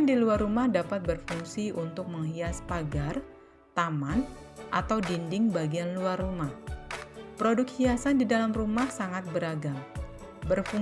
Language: Indonesian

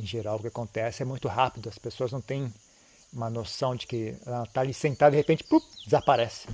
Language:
Portuguese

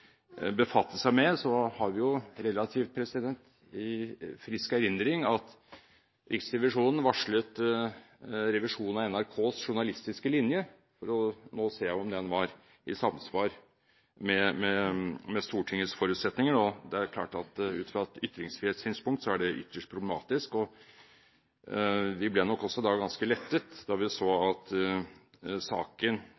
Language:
Norwegian Bokmål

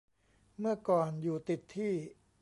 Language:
Thai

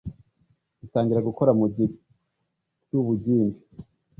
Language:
Kinyarwanda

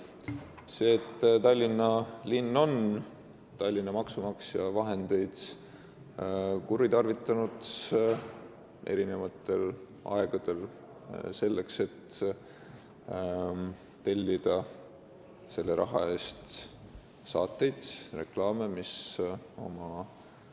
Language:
Estonian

